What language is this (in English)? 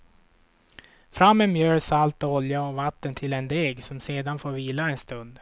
Swedish